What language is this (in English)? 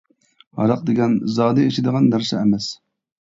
Uyghur